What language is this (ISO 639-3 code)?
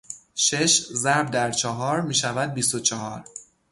fas